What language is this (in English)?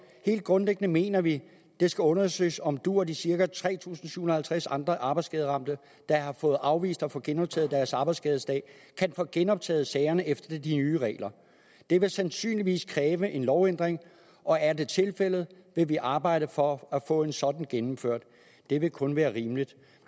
Danish